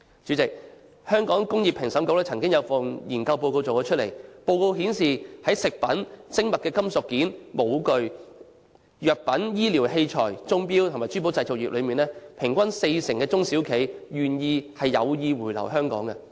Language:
Cantonese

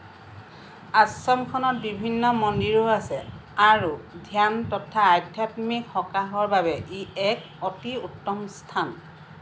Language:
Assamese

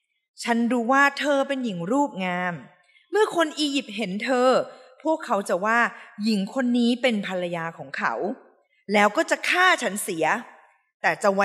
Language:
Thai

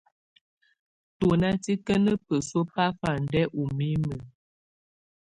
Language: Tunen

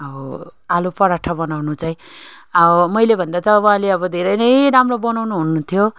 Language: Nepali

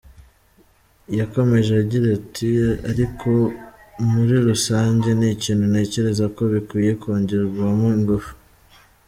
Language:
Kinyarwanda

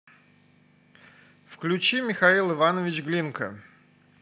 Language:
Russian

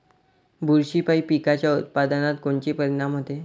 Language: Marathi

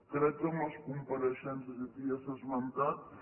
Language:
Catalan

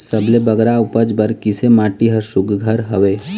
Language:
Chhattisgarhi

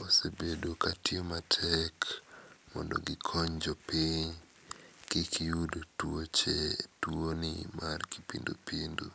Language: Luo (Kenya and Tanzania)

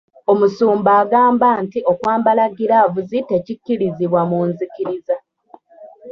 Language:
Ganda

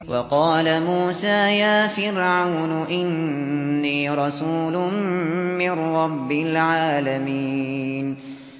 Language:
Arabic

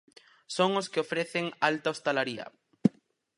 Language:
Galician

